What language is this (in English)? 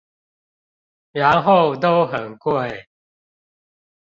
Chinese